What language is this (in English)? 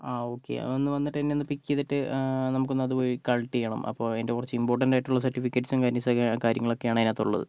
Malayalam